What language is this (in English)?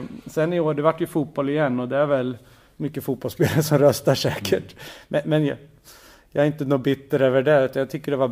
Swedish